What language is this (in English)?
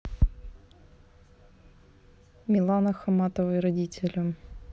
Russian